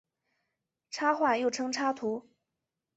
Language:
Chinese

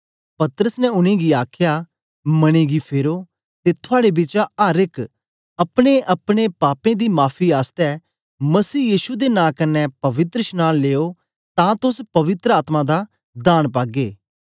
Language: Dogri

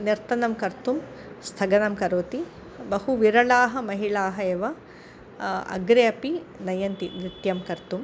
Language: Sanskrit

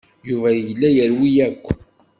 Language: Kabyle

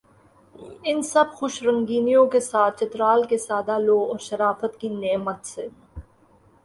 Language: Urdu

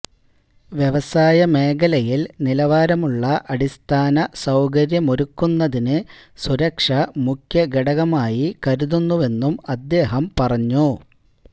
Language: Malayalam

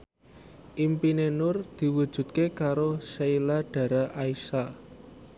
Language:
Javanese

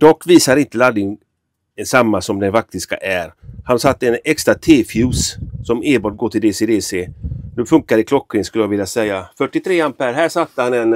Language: Swedish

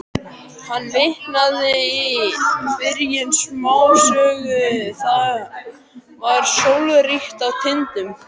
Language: Icelandic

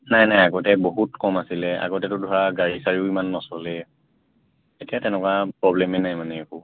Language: Assamese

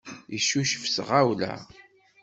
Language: Kabyle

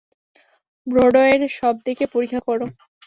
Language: Bangla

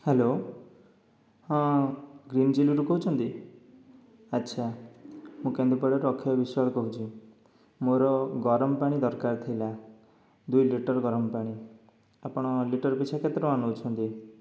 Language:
Odia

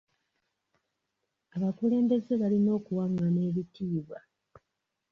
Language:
Ganda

